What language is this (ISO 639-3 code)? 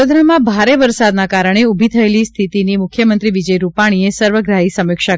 guj